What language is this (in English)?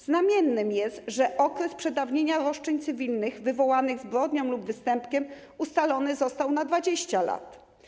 Polish